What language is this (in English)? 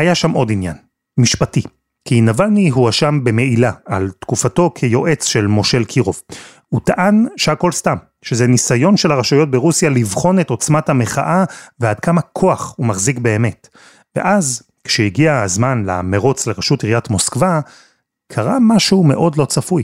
Hebrew